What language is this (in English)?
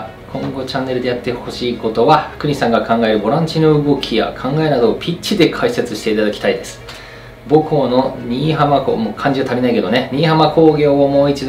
Japanese